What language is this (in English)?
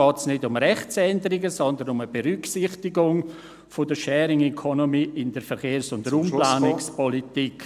Swiss German